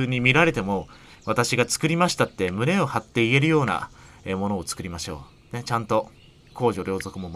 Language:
Japanese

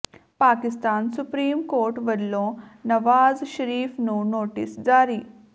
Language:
Punjabi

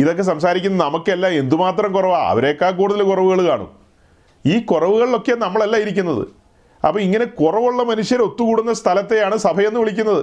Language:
Malayalam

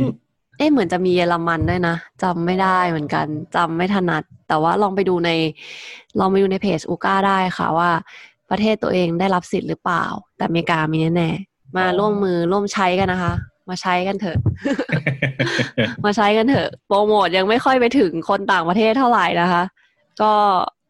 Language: Thai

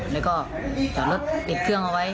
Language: Thai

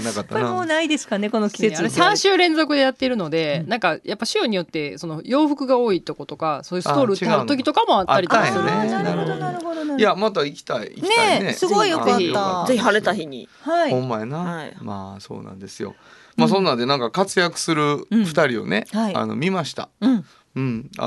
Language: Japanese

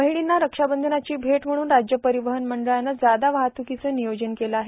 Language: Marathi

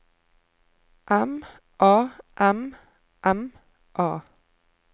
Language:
Norwegian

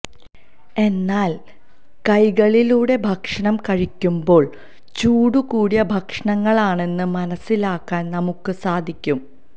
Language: Malayalam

